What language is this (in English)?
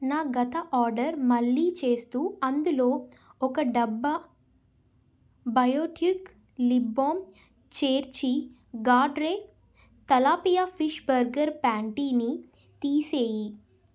Telugu